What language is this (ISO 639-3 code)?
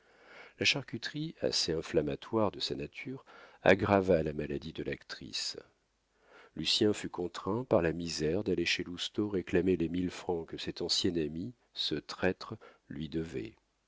fra